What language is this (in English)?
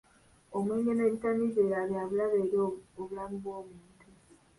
Ganda